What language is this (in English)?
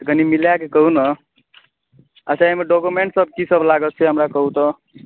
Maithili